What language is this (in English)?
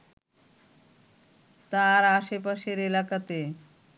Bangla